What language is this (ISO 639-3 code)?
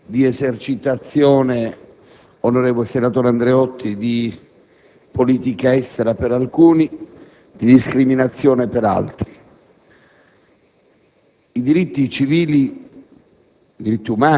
ita